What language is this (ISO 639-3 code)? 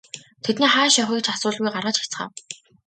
mon